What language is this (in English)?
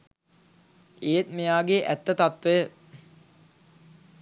Sinhala